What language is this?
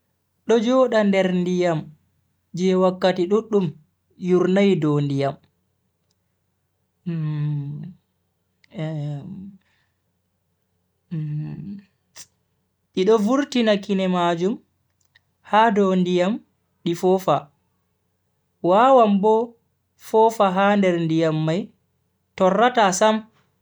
Bagirmi Fulfulde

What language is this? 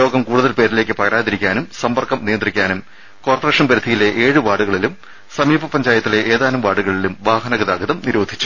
Malayalam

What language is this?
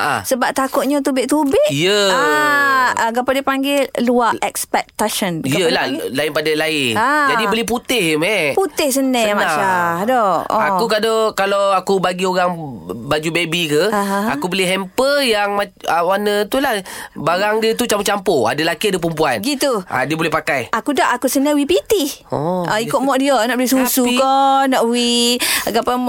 Malay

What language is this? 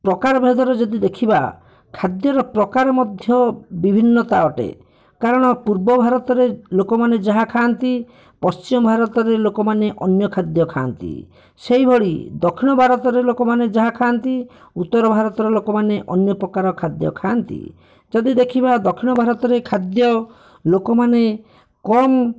Odia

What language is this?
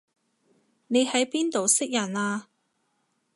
Cantonese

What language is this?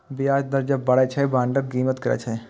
Maithili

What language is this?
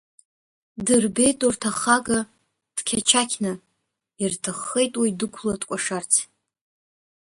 Abkhazian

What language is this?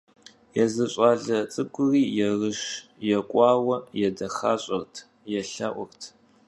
Kabardian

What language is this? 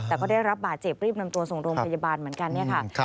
Thai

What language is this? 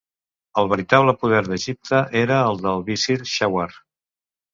Catalan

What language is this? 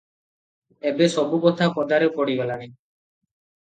Odia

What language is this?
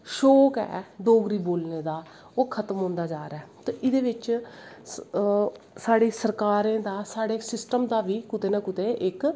Dogri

